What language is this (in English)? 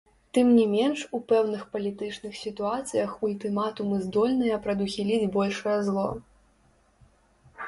Belarusian